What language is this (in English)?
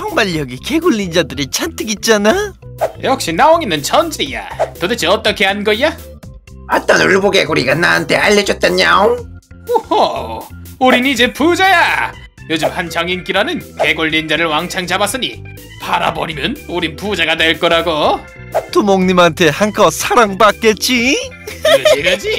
Korean